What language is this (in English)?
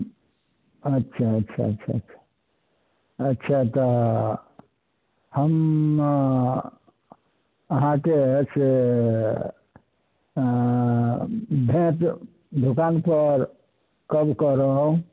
Maithili